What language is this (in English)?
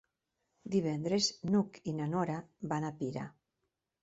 Catalan